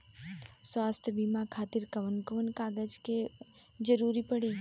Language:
Bhojpuri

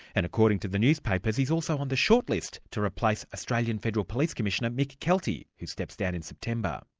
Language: English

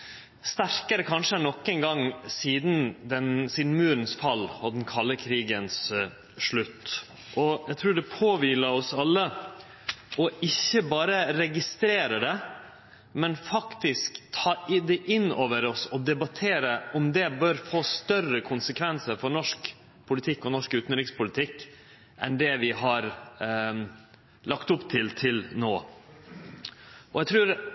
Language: Norwegian Nynorsk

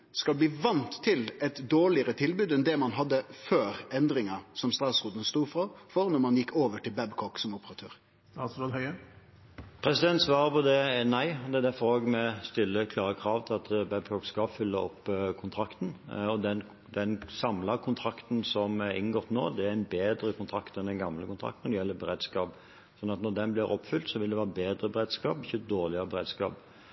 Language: Norwegian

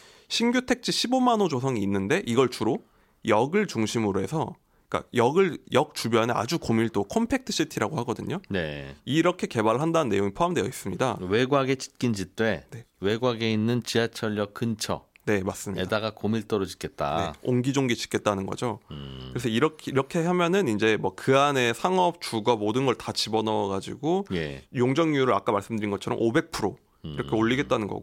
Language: Korean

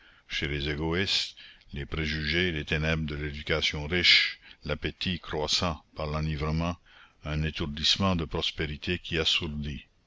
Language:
French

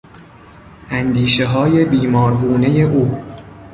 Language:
Persian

